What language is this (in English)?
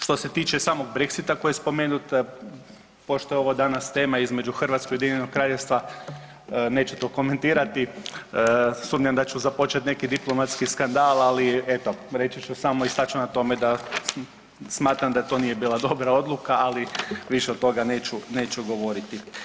Croatian